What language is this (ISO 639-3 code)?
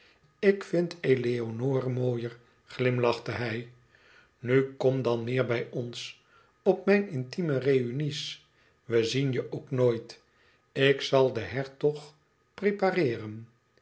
nld